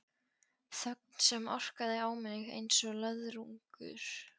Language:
Icelandic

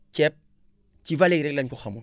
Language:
Wolof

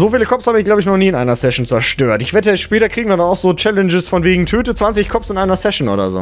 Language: German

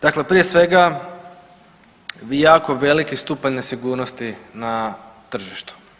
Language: Croatian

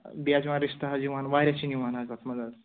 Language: Kashmiri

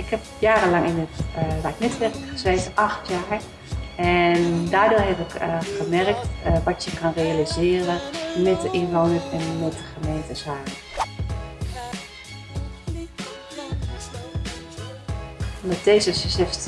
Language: Dutch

